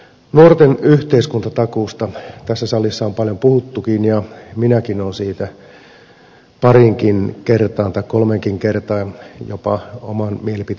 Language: Finnish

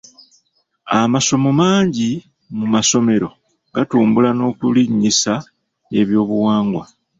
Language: Ganda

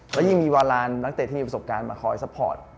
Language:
Thai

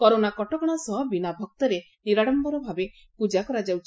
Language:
Odia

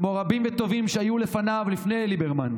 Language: Hebrew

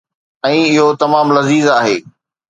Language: Sindhi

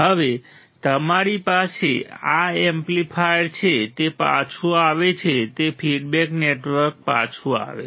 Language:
Gujarati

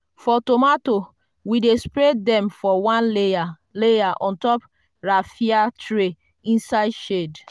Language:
Nigerian Pidgin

